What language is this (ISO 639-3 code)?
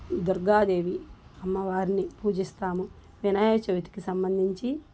tel